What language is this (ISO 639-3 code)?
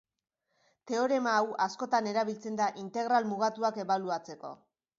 eus